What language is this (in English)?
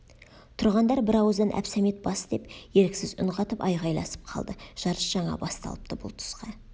Kazakh